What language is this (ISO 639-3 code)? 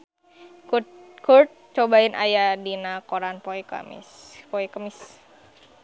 sun